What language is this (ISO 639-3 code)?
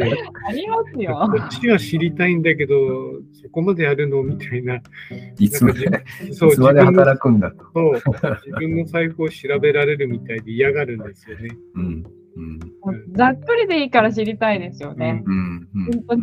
jpn